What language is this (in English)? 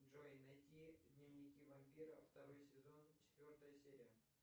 Russian